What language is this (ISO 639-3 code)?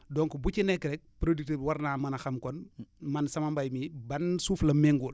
wol